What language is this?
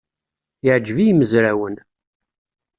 Kabyle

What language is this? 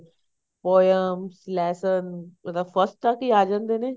Punjabi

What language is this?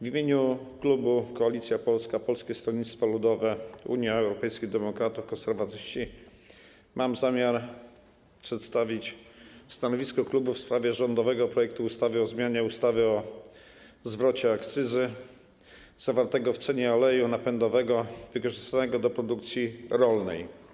Polish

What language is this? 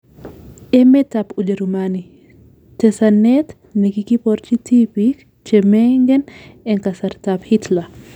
Kalenjin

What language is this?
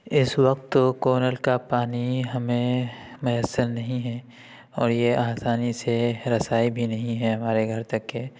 Urdu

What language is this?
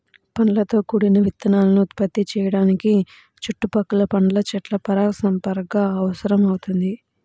Telugu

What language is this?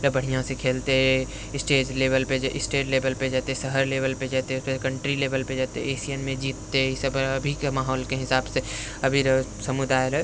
Maithili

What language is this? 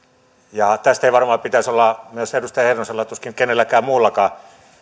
Finnish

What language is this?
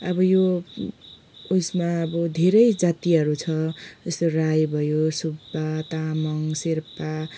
Nepali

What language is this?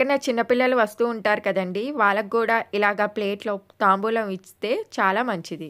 Telugu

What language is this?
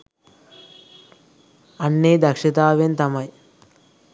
Sinhala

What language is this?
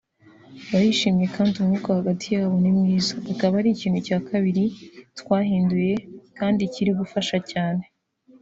Kinyarwanda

